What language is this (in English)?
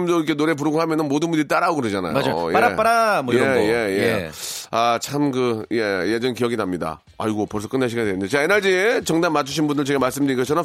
Korean